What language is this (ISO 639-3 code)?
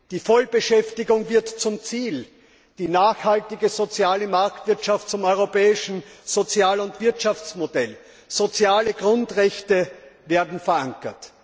deu